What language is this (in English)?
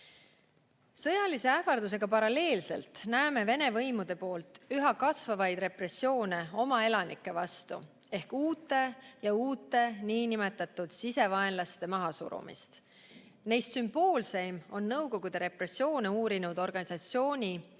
Estonian